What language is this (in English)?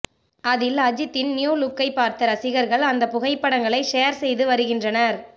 Tamil